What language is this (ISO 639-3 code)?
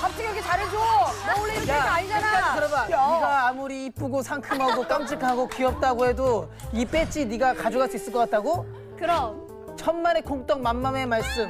kor